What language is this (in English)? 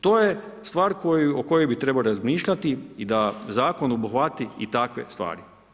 Croatian